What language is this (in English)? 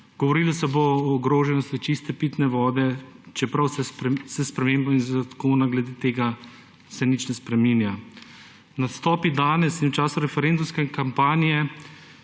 Slovenian